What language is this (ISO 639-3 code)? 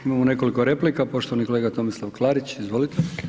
hrv